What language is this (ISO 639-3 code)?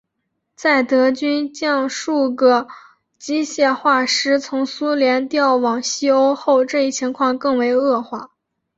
zho